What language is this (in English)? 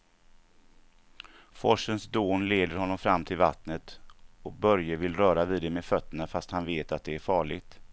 Swedish